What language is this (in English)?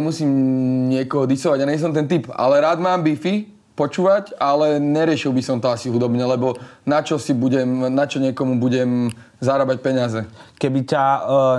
Slovak